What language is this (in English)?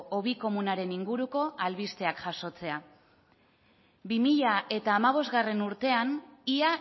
Basque